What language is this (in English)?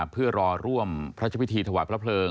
Thai